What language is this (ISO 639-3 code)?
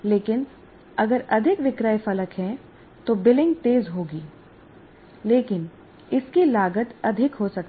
hin